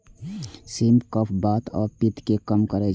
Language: Maithili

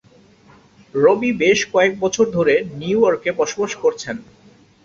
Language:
Bangla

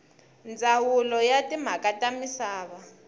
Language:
Tsonga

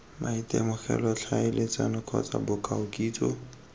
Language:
Tswana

